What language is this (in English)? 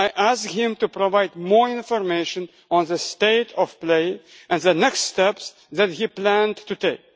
English